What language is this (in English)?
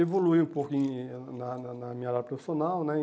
Portuguese